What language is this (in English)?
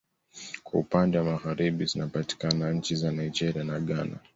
Swahili